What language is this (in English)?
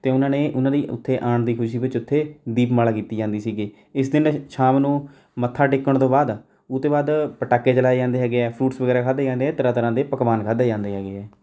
Punjabi